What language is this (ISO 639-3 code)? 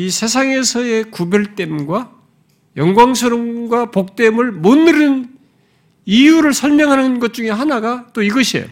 kor